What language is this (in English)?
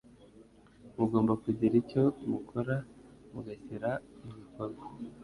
Kinyarwanda